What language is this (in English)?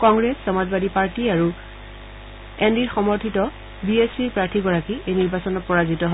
Assamese